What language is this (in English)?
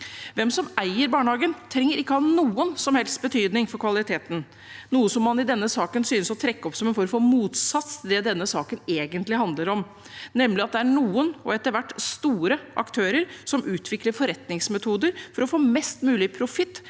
Norwegian